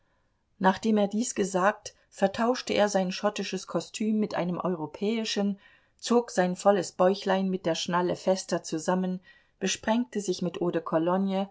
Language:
German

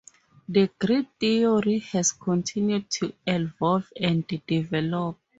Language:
English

